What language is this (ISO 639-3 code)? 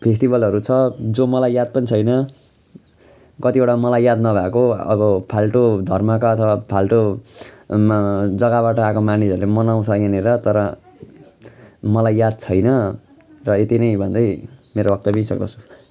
nep